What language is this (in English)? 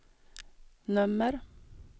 Swedish